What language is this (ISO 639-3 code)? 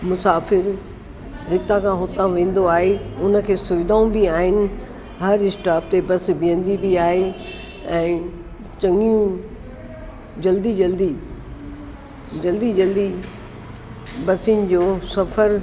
snd